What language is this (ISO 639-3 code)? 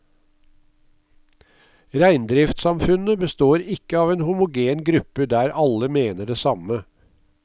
nor